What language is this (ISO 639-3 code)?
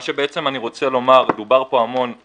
heb